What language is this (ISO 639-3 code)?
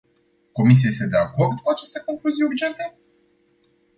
ron